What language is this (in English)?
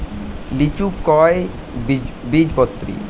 Bangla